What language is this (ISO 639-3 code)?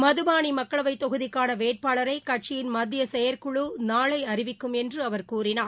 tam